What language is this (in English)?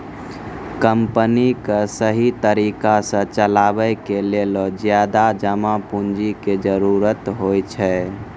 Maithili